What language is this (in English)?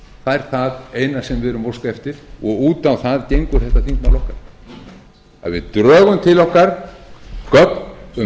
Icelandic